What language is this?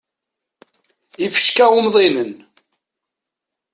Kabyle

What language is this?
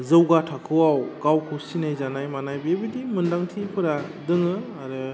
Bodo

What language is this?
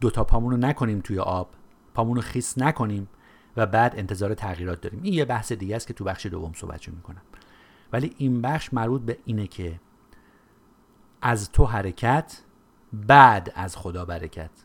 Persian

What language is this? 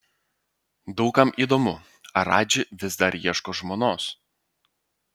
Lithuanian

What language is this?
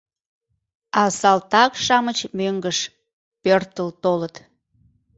Mari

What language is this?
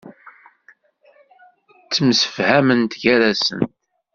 Kabyle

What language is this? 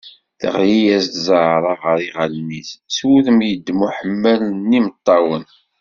Kabyle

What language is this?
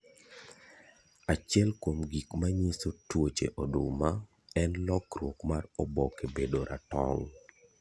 Luo (Kenya and Tanzania)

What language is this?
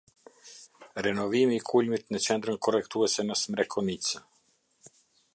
Albanian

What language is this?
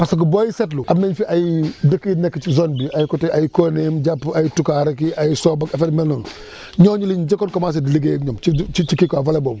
Wolof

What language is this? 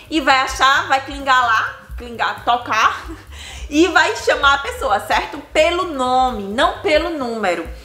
Portuguese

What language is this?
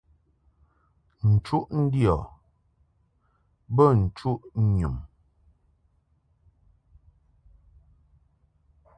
Mungaka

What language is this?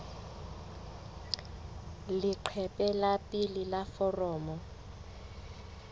Southern Sotho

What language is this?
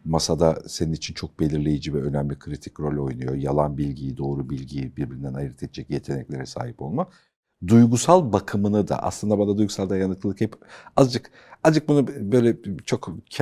Turkish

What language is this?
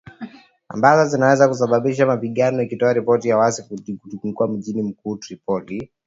Swahili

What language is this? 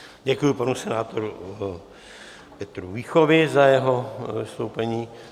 Czech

